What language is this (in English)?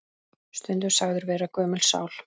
Icelandic